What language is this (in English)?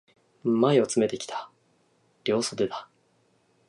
Japanese